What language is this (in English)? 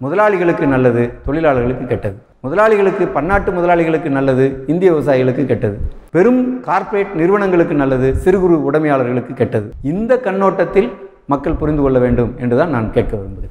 Arabic